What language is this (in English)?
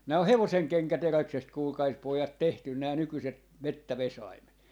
Finnish